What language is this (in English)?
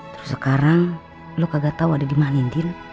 Indonesian